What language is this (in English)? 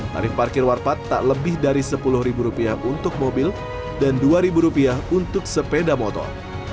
Indonesian